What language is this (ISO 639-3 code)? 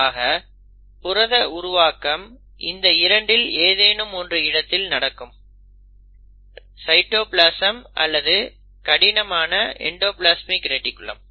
tam